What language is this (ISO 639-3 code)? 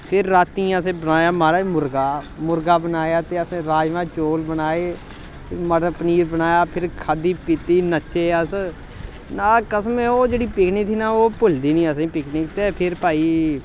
doi